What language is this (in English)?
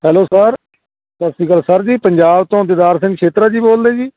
Punjabi